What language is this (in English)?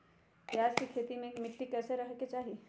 Magahi